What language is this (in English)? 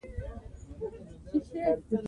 Pashto